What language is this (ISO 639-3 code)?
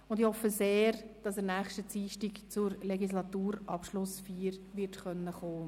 gsw